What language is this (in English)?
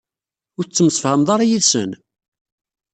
Kabyle